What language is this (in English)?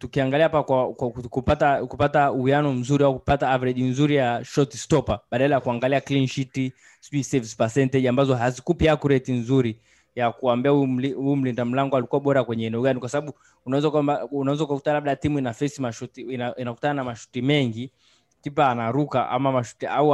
Swahili